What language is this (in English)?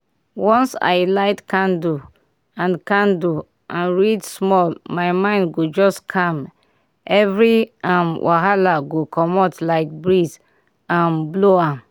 Nigerian Pidgin